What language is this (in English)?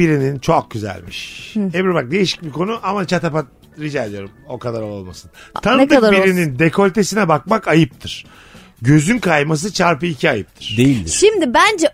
Turkish